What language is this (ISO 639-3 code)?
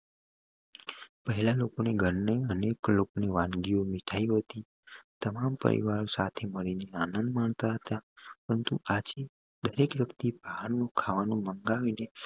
guj